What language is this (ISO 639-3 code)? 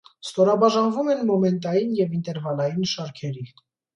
hye